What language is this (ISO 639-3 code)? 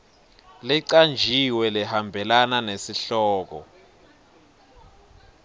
ssw